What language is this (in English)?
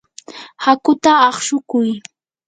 Yanahuanca Pasco Quechua